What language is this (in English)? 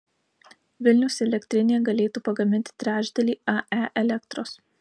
Lithuanian